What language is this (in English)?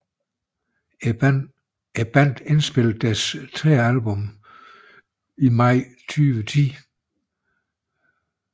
Danish